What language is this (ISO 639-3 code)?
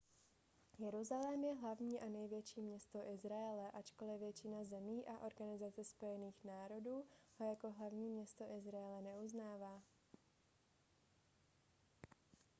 ces